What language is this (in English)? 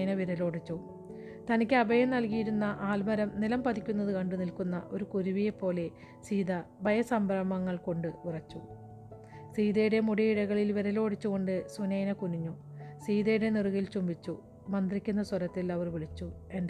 Malayalam